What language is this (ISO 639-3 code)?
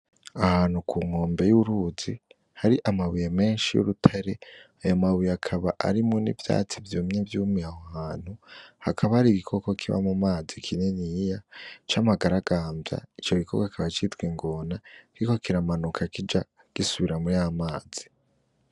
run